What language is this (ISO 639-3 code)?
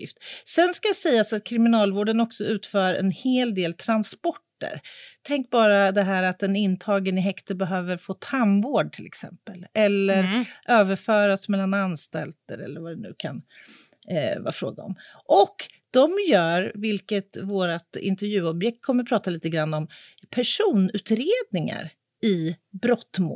swe